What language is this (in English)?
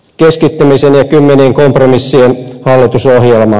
Finnish